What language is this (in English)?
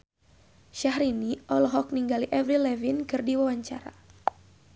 Sundanese